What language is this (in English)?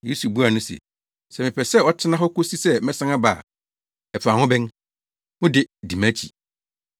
Akan